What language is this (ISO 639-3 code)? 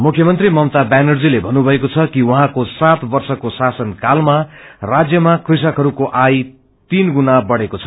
nep